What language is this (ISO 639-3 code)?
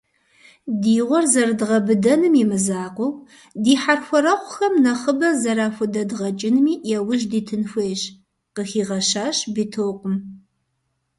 kbd